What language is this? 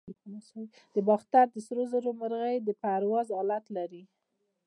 Pashto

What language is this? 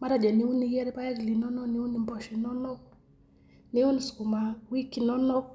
Masai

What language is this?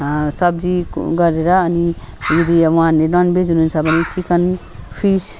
Nepali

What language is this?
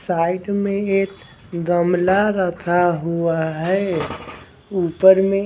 Hindi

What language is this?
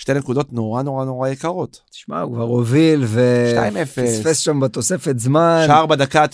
Hebrew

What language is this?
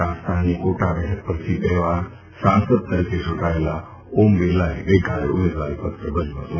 Gujarati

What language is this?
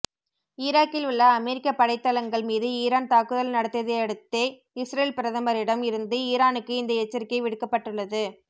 Tamil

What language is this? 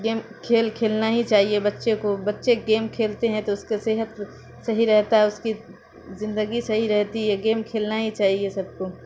Urdu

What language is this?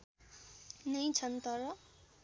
Nepali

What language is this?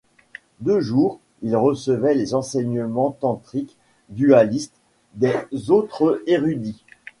French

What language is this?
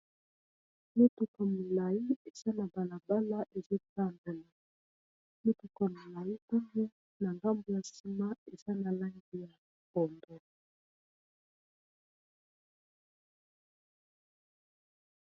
Lingala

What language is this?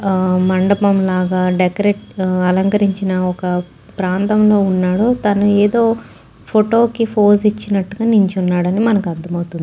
Telugu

